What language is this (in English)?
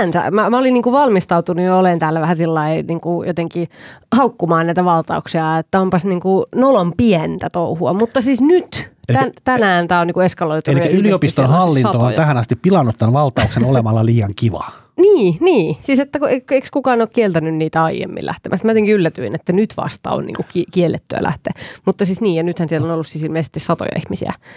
Finnish